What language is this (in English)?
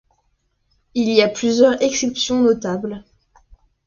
French